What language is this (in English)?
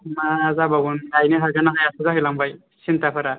Bodo